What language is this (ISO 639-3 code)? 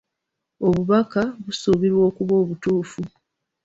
lug